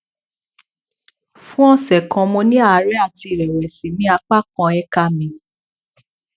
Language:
Yoruba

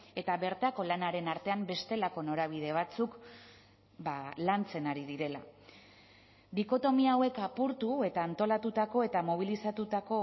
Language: Basque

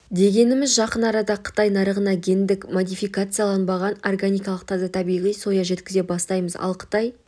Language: Kazakh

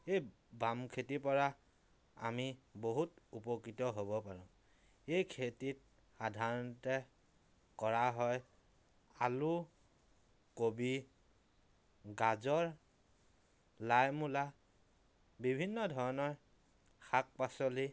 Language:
Assamese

